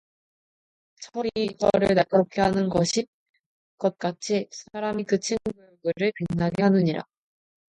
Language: Korean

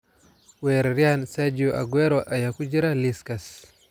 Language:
Somali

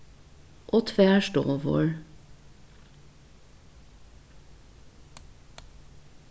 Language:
Faroese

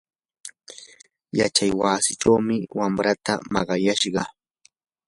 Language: Yanahuanca Pasco Quechua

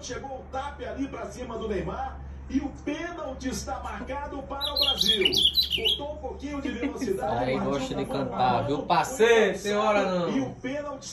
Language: Portuguese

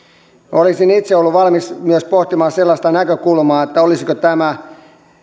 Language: Finnish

